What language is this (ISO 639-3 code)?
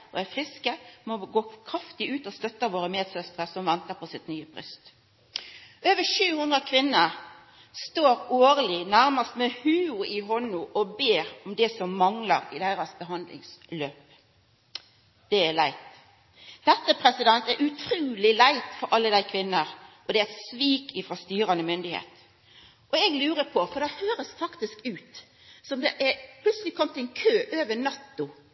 nno